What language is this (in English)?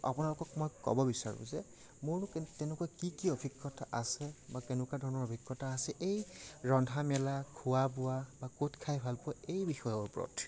Assamese